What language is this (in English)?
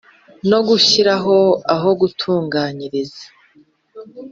Kinyarwanda